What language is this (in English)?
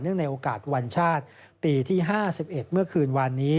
Thai